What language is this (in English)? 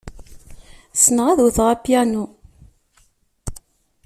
Kabyle